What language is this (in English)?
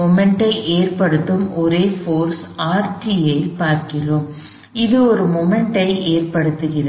Tamil